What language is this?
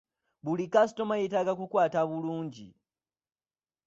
Ganda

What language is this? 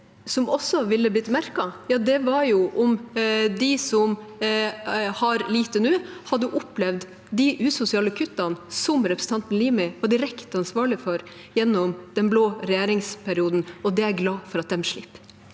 Norwegian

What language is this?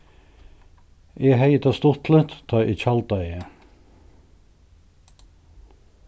Faroese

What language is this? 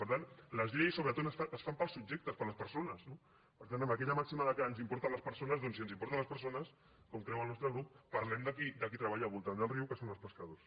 Catalan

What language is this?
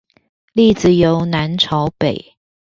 Chinese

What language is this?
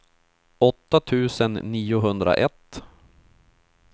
Swedish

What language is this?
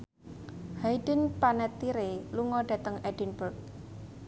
Javanese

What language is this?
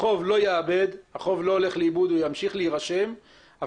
Hebrew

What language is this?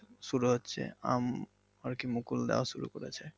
Bangla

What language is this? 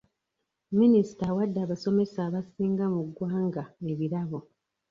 Ganda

